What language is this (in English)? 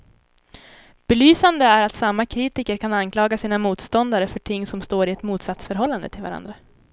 Swedish